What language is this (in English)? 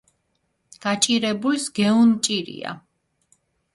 Mingrelian